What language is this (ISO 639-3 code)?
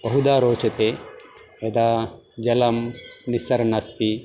san